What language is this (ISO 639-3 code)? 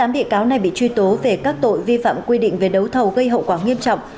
vie